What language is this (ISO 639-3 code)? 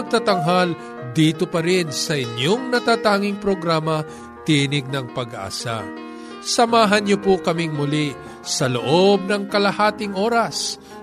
fil